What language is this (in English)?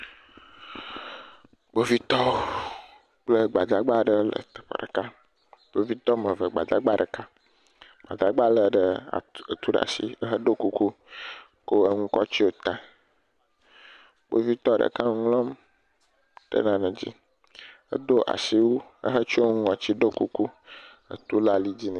Ewe